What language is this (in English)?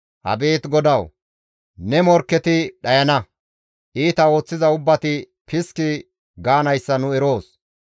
Gamo